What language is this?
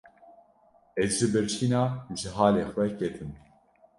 Kurdish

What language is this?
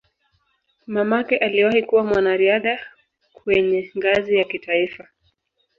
Swahili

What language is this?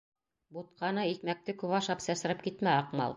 Bashkir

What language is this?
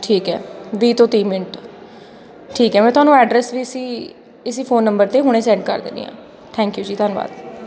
Punjabi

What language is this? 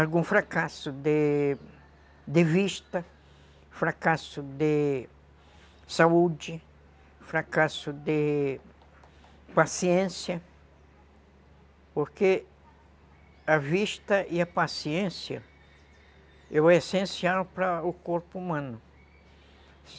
Portuguese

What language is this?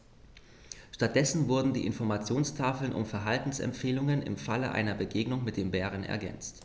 German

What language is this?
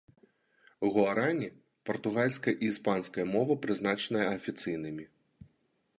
Belarusian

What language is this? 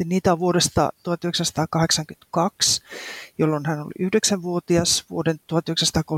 Finnish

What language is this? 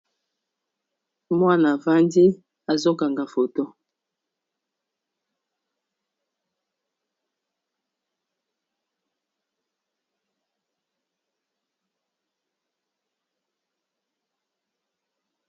Lingala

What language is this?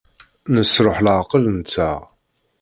Kabyle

